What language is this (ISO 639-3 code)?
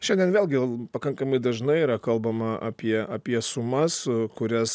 lit